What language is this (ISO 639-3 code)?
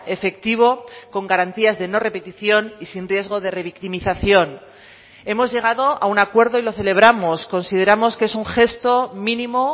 spa